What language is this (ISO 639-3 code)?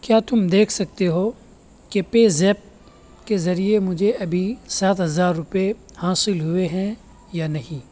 urd